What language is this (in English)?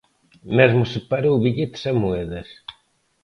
Galician